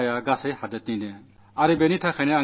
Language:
Malayalam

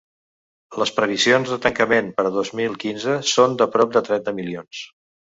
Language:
Catalan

